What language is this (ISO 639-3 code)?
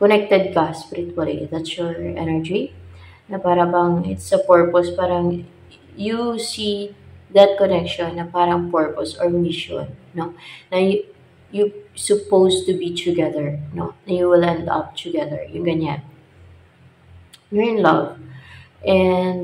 fil